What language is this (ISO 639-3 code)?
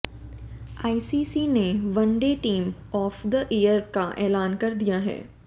hin